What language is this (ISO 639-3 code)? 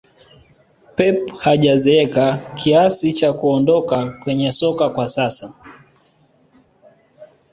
swa